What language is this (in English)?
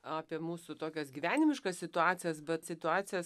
Lithuanian